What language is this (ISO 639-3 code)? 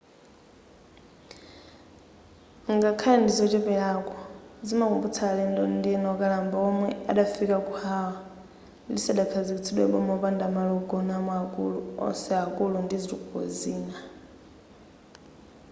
nya